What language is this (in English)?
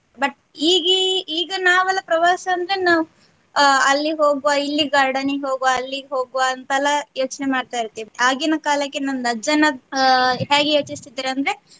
Kannada